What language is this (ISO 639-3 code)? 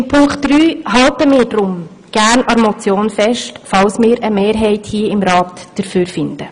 gsw